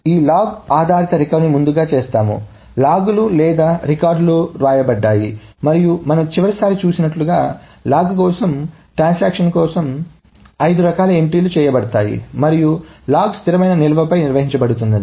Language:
Telugu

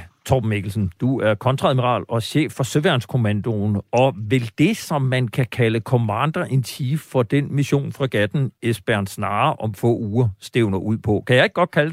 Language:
Danish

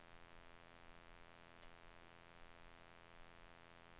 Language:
Swedish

